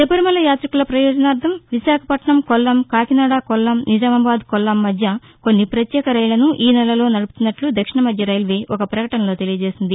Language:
Telugu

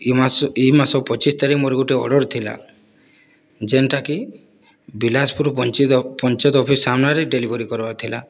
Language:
Odia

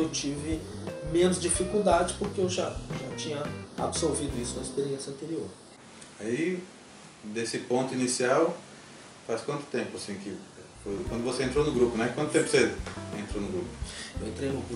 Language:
Portuguese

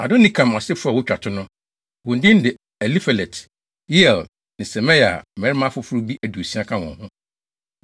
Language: Akan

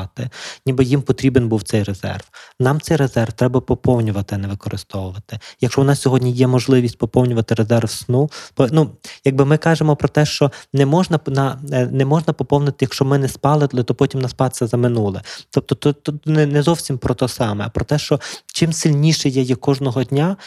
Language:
Ukrainian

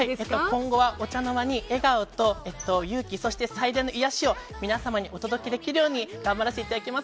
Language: Japanese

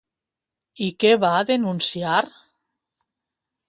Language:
Catalan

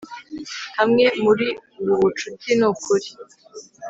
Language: Kinyarwanda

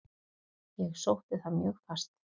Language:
Icelandic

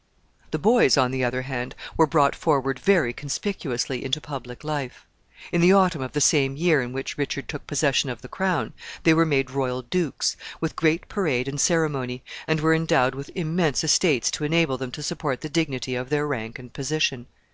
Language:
English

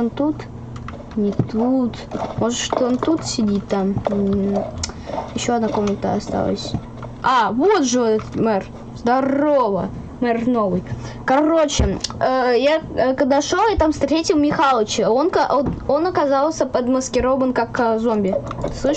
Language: Russian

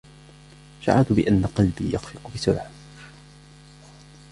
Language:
Arabic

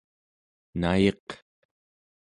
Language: Central Yupik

